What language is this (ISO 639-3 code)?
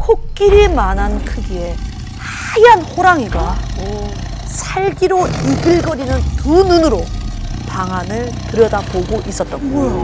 kor